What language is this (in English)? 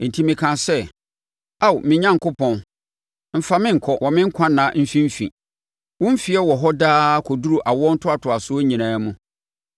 Akan